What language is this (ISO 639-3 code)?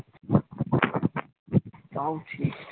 ben